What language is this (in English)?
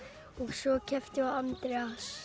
Icelandic